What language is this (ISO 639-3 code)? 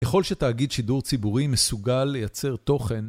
heb